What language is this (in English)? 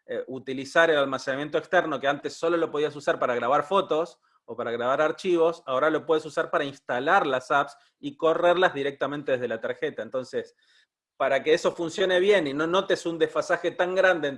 Spanish